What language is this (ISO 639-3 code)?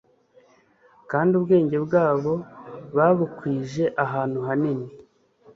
kin